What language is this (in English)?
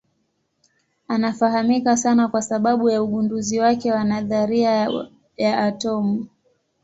Swahili